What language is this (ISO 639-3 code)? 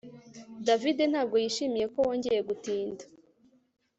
kin